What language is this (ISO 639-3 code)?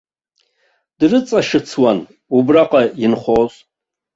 abk